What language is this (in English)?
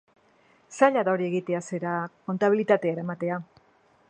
Basque